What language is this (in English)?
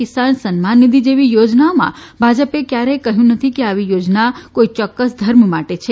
Gujarati